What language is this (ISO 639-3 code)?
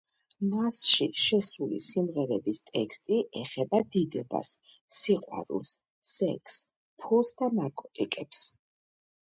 kat